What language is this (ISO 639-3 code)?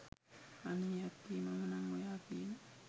sin